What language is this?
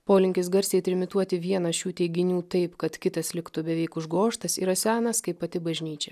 Lithuanian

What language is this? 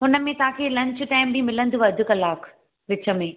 Sindhi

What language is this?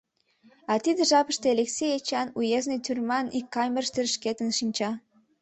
Mari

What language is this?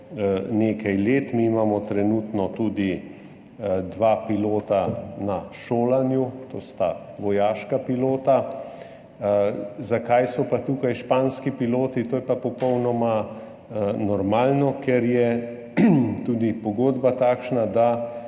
Slovenian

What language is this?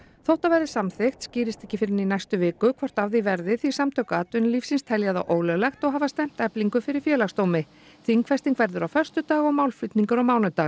Icelandic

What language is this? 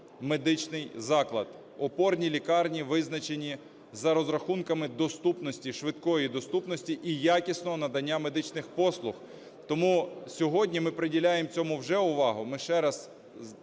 Ukrainian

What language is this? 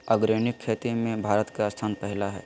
Magahi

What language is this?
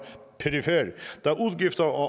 Danish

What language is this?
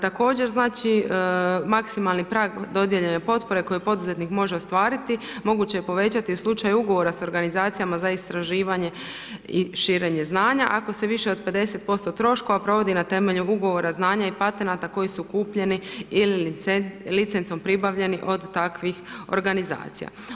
Croatian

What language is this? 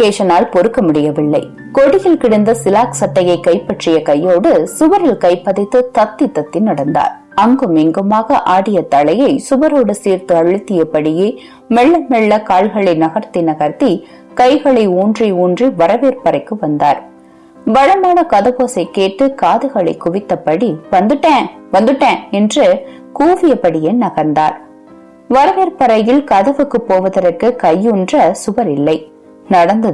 Tamil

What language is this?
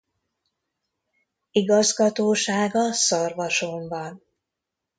Hungarian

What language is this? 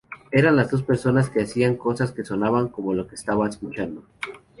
Spanish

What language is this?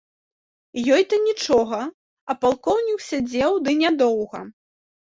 Belarusian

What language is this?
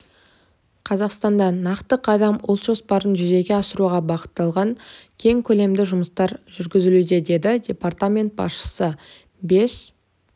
Kazakh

